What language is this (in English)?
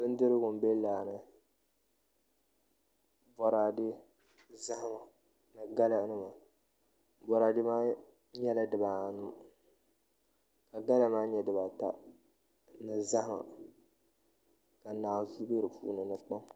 Dagbani